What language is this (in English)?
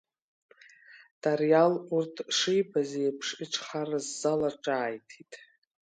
Abkhazian